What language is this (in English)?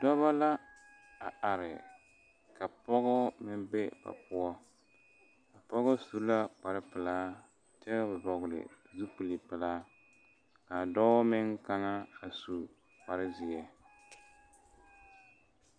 Southern Dagaare